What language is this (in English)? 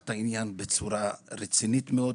Hebrew